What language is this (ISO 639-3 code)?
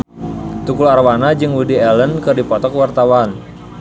sun